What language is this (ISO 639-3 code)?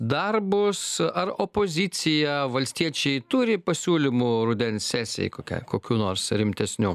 lit